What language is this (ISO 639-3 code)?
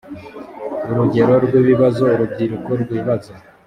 kin